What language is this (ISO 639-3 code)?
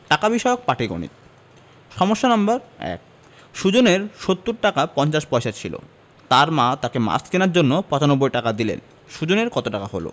ben